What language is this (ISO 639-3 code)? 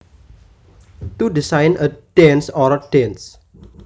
jav